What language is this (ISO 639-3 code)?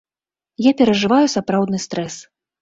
bel